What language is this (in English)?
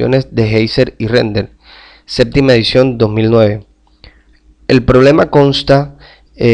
Spanish